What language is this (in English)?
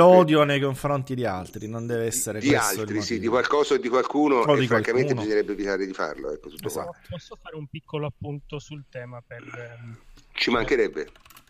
Italian